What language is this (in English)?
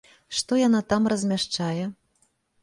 Belarusian